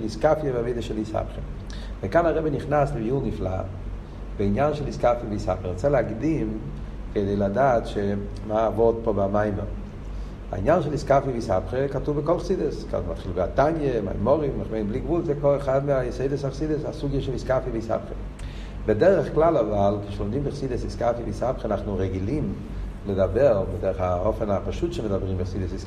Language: Hebrew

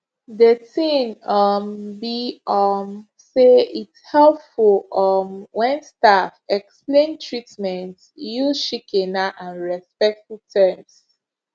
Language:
Nigerian Pidgin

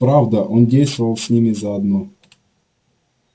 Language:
Russian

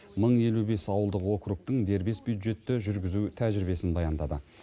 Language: Kazakh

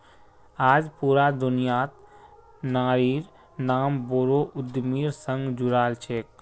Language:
Magahi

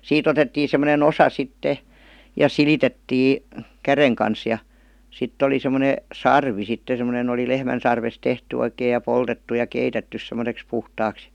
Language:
Finnish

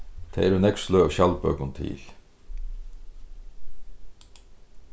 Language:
Faroese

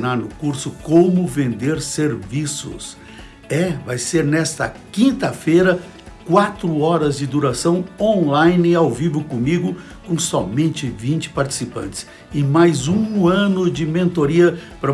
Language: Portuguese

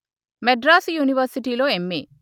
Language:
Telugu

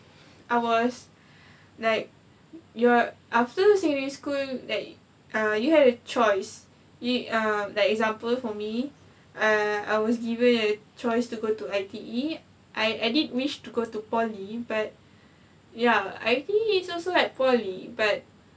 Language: English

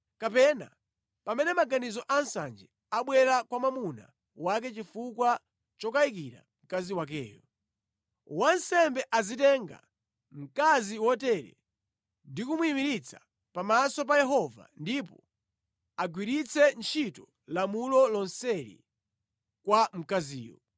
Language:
Nyanja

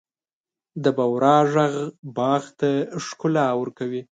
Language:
Pashto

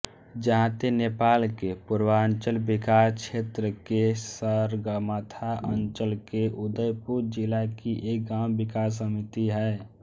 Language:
Hindi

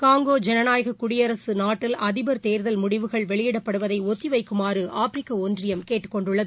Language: Tamil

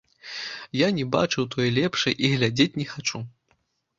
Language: Belarusian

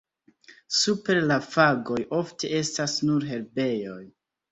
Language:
Esperanto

